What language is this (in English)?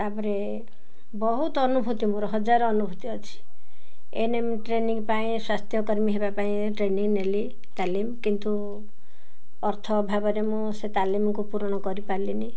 Odia